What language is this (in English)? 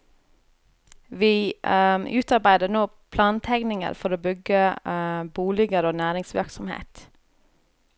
Norwegian